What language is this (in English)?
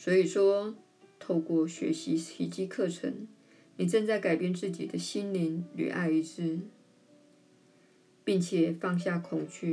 Chinese